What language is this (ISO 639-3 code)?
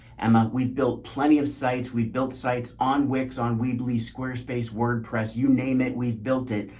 eng